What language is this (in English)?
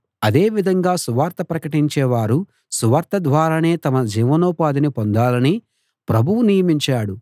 Telugu